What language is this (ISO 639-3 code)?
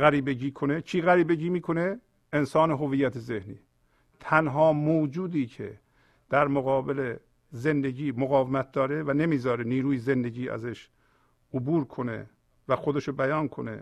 fas